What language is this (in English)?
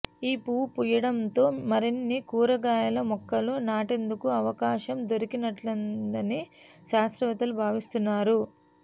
Telugu